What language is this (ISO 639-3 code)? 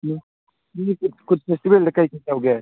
mni